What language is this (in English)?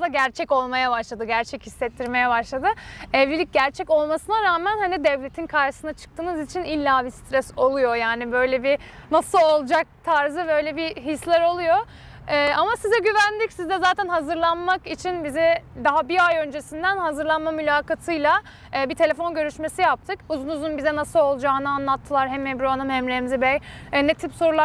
Turkish